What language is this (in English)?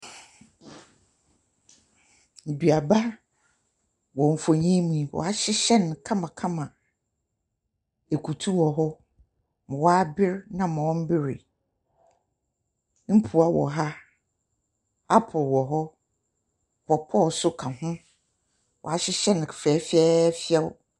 Akan